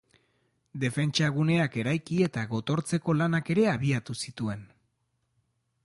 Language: Basque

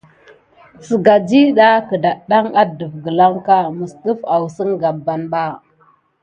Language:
Gidar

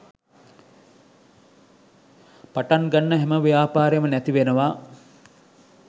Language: Sinhala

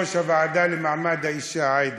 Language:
Hebrew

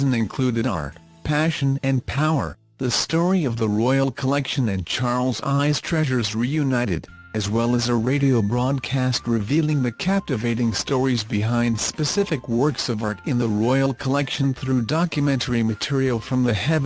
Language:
English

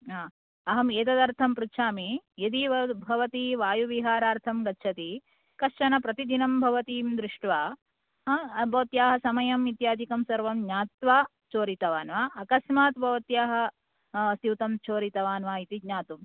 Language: Sanskrit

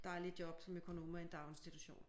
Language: Danish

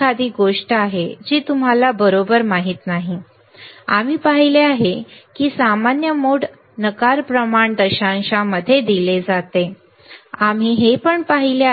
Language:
Marathi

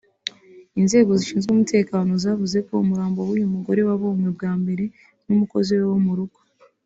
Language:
Kinyarwanda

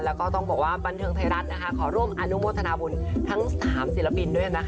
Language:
Thai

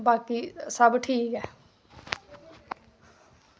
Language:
Dogri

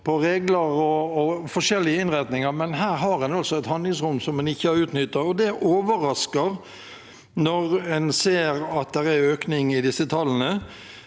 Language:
Norwegian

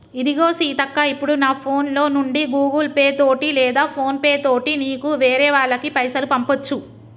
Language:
Telugu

